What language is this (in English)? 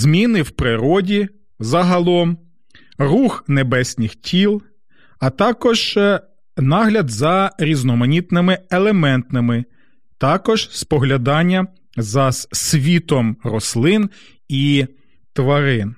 Ukrainian